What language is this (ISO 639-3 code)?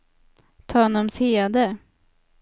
swe